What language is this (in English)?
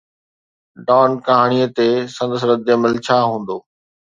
Sindhi